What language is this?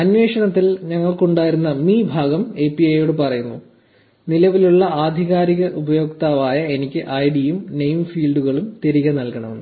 Malayalam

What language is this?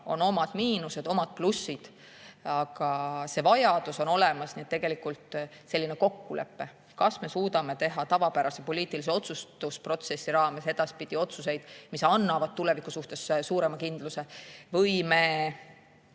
Estonian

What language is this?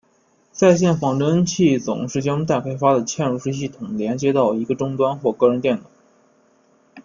Chinese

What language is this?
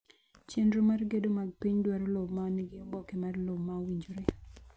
Luo (Kenya and Tanzania)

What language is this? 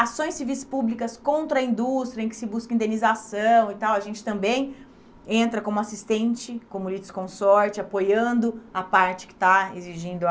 Portuguese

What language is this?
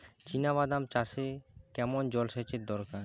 Bangla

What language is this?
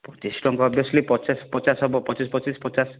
Odia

